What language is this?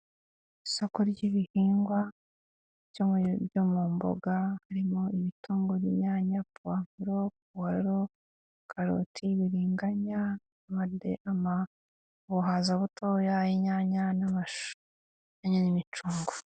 Kinyarwanda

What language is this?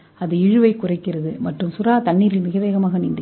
Tamil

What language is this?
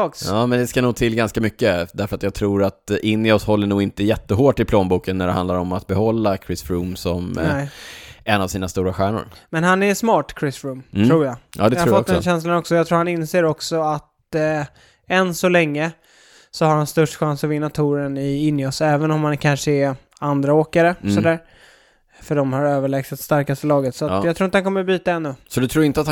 Swedish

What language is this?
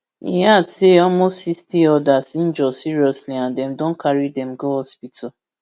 Nigerian Pidgin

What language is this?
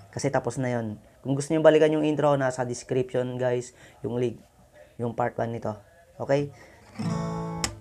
Filipino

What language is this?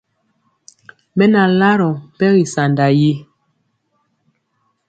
Mpiemo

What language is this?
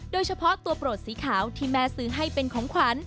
Thai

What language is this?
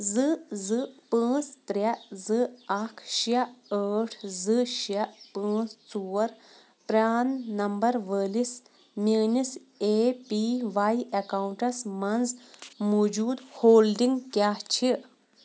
Kashmiri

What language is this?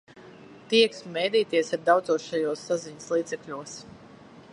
Latvian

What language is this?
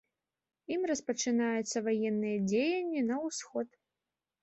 Belarusian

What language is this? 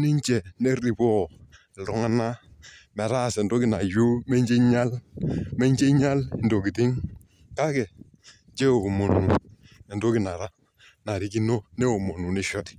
Masai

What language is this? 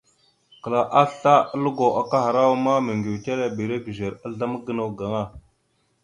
Mada (Cameroon)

